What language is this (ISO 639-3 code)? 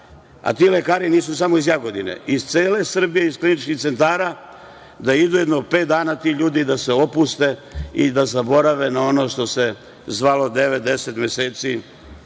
srp